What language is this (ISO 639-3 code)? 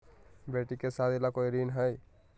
mag